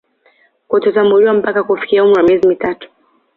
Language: Swahili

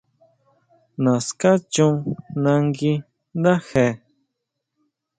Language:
Huautla Mazatec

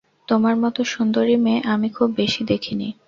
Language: Bangla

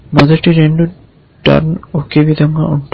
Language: Telugu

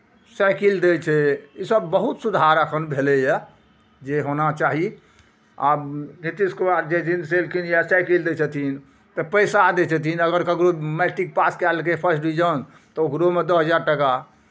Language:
Maithili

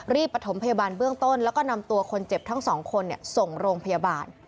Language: Thai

